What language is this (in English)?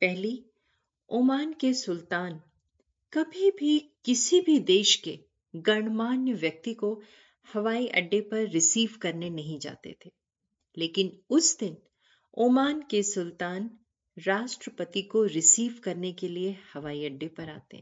Hindi